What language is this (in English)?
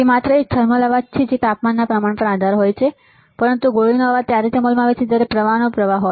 Gujarati